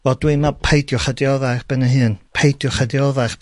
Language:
Welsh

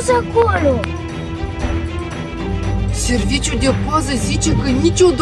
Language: Romanian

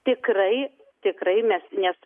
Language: Lithuanian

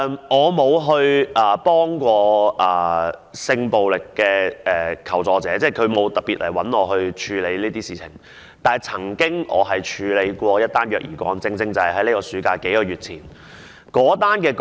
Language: Cantonese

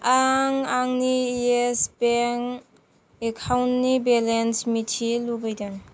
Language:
Bodo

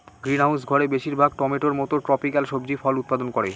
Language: Bangla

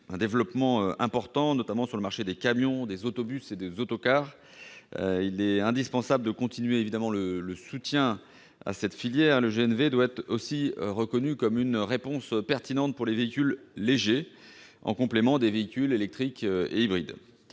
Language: French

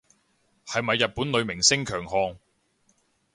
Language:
Cantonese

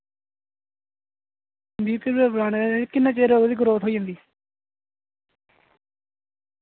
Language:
Dogri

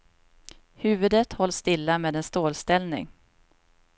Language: Swedish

